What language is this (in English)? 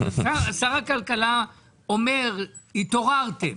Hebrew